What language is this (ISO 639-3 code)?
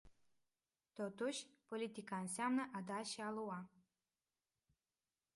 ron